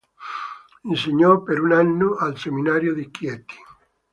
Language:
Italian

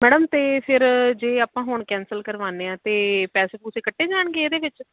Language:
Punjabi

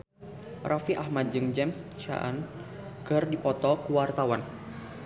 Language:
Sundanese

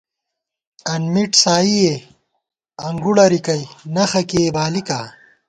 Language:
Gawar-Bati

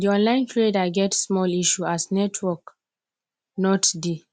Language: Nigerian Pidgin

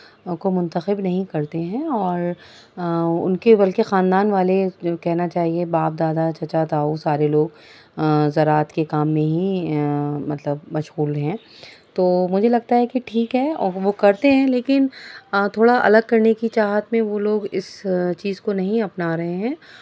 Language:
Urdu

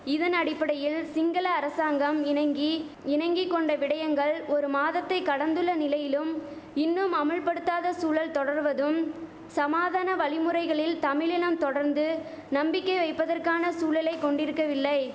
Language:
Tamil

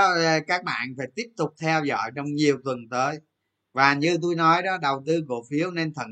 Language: Vietnamese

